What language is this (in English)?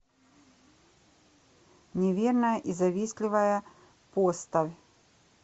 Russian